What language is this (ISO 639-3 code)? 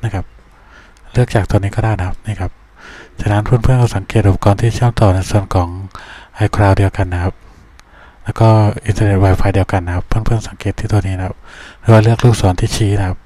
tha